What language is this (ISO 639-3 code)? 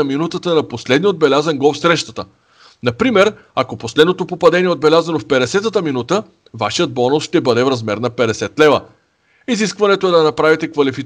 bul